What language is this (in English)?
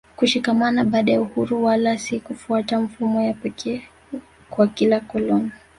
Swahili